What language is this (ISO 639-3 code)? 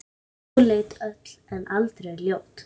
isl